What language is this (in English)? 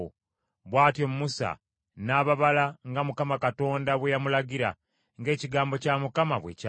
Ganda